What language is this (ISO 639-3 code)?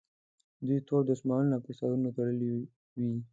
pus